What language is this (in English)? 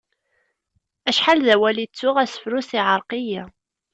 Kabyle